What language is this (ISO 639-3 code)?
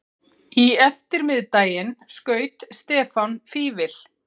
isl